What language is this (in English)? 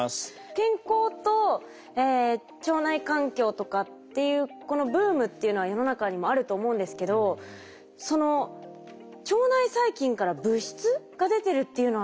Japanese